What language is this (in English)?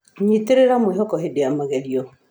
Kikuyu